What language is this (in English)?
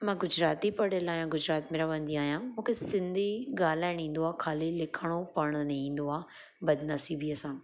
Sindhi